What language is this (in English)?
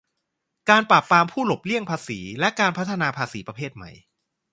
Thai